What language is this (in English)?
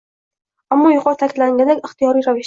Uzbek